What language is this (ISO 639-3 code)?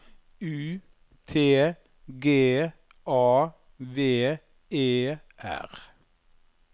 nor